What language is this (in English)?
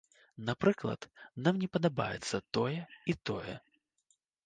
Belarusian